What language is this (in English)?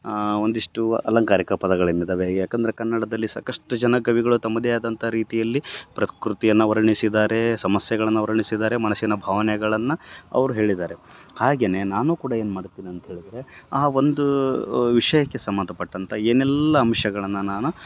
Kannada